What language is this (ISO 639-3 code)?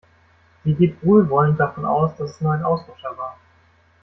deu